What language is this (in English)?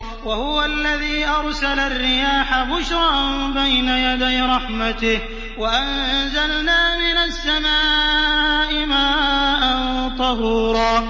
Arabic